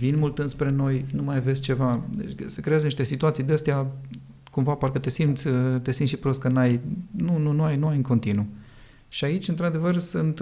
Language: Romanian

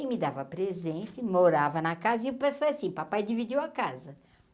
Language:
Portuguese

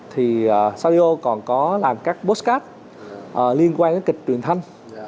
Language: Vietnamese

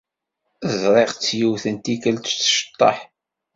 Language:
Kabyle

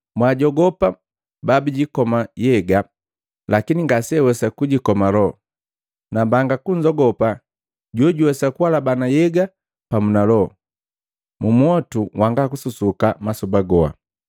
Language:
Matengo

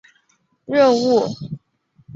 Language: Chinese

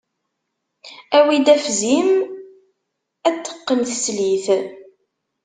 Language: Kabyle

